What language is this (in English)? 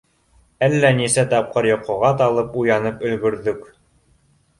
Bashkir